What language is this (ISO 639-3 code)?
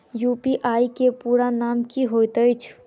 mai